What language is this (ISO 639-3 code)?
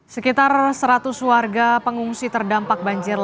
ind